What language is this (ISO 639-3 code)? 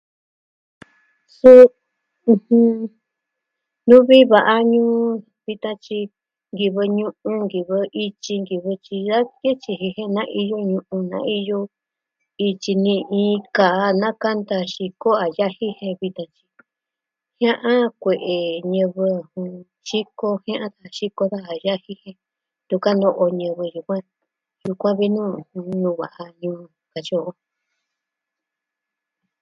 meh